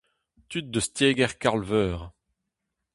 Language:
Breton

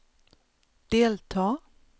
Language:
Swedish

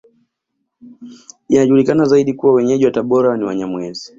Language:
Swahili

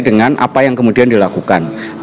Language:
Indonesian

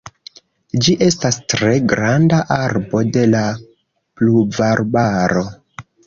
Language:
Esperanto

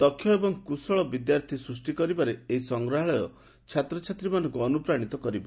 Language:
Odia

